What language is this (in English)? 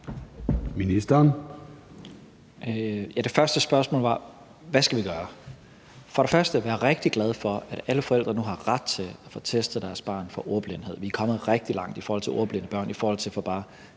Danish